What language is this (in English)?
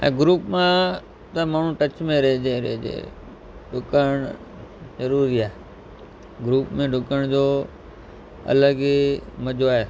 Sindhi